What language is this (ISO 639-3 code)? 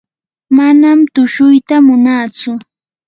qur